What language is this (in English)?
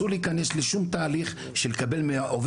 Hebrew